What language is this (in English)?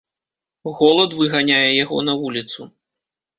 Belarusian